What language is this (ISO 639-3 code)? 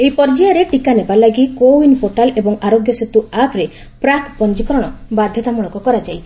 ori